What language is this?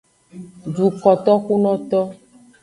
Aja (Benin)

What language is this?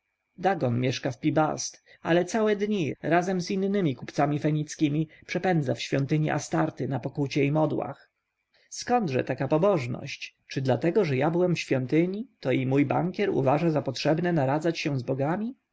Polish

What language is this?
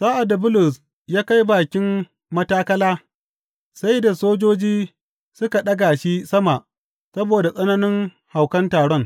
Hausa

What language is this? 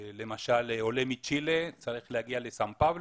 Hebrew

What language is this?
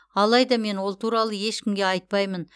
Kazakh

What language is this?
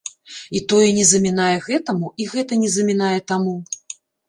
Belarusian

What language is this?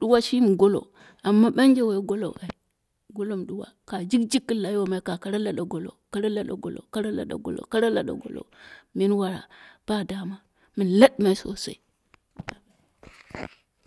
Dera (Nigeria)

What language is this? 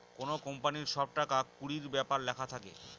Bangla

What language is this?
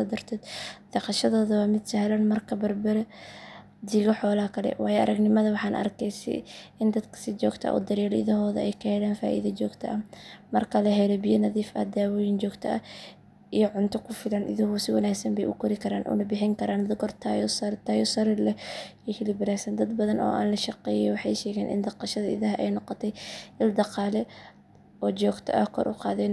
Somali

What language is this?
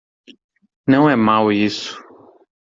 Portuguese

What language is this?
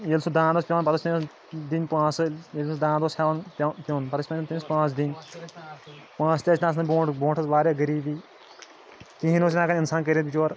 Kashmiri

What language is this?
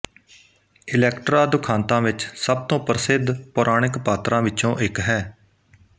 Punjabi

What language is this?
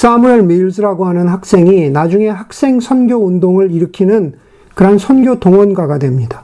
Korean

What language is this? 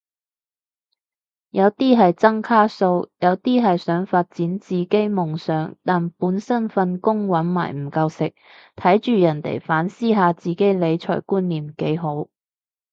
Cantonese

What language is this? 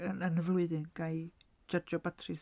Welsh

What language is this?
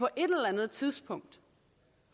Danish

